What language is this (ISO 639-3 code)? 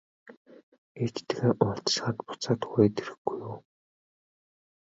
mon